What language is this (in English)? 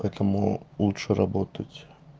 Russian